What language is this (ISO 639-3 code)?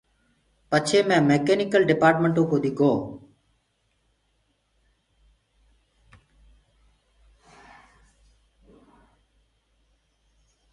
ggg